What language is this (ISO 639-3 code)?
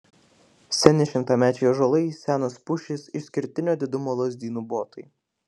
lit